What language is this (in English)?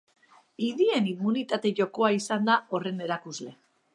Basque